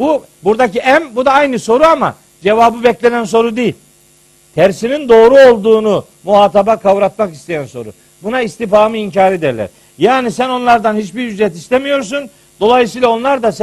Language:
Turkish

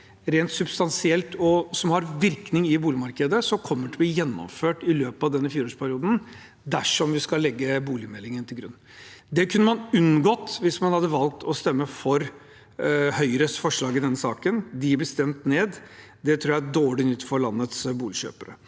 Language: Norwegian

